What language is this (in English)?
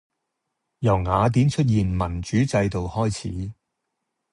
Cantonese